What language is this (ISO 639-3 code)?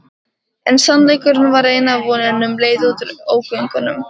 isl